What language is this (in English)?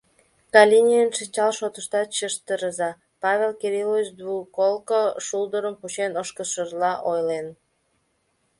Mari